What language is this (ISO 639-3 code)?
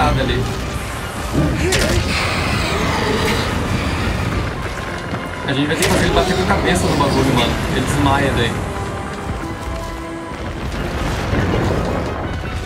por